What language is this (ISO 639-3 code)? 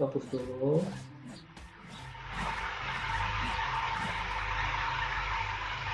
ind